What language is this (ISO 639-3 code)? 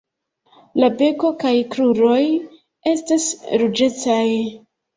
epo